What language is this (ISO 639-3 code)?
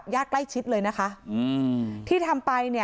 tha